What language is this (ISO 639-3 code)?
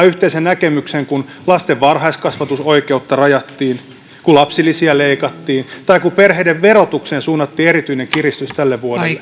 fin